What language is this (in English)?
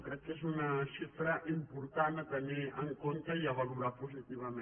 Catalan